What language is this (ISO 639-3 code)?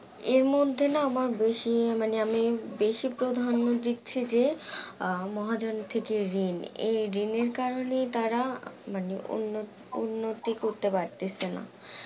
ben